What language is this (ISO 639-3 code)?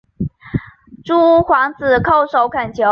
zho